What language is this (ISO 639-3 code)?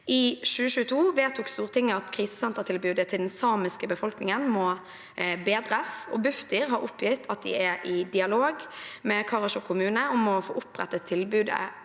nor